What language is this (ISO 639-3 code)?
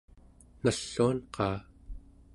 esu